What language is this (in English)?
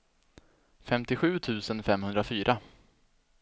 Swedish